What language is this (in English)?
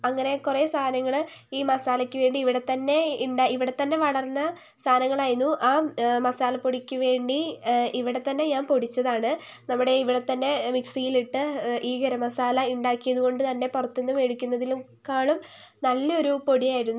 Malayalam